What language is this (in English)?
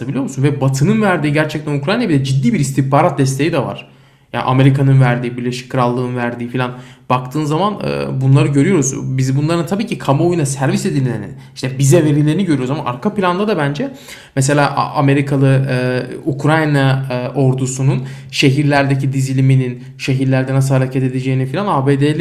Turkish